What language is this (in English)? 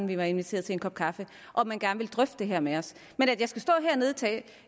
Danish